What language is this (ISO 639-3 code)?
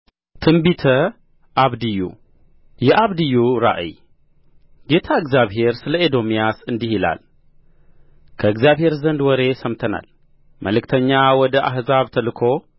amh